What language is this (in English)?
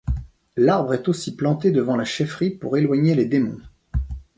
French